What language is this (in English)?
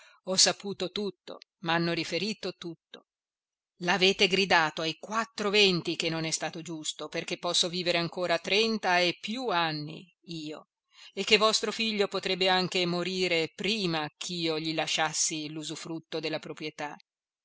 Italian